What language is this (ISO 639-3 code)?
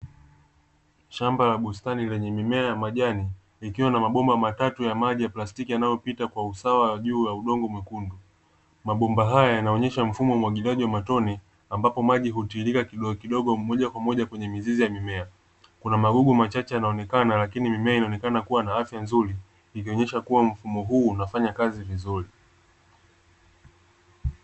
swa